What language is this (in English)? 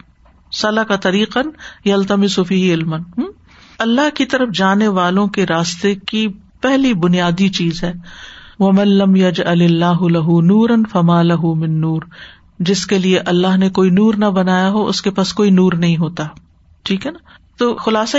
Urdu